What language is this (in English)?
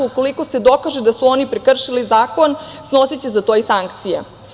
Serbian